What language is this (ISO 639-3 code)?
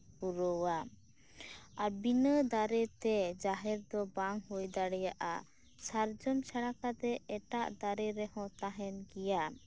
sat